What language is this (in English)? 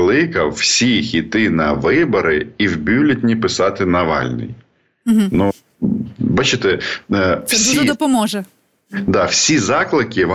Ukrainian